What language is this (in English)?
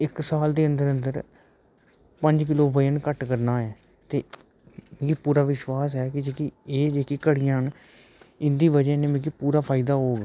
Dogri